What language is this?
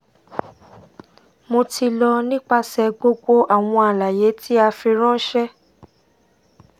Yoruba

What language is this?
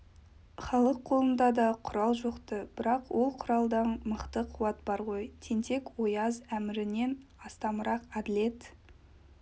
Kazakh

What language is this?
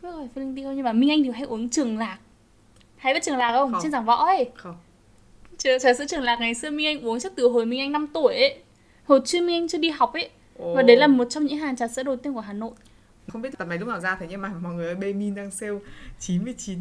Vietnamese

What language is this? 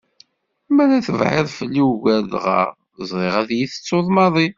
Kabyle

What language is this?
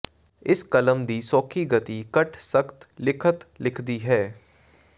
Punjabi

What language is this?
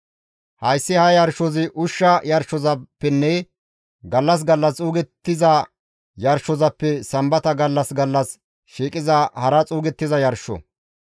Gamo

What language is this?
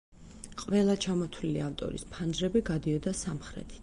Georgian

